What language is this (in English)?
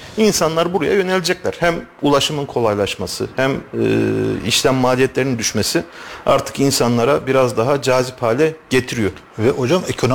Turkish